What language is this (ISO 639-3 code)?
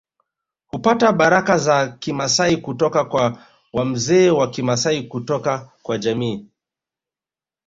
swa